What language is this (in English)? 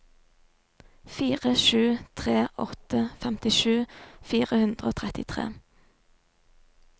Norwegian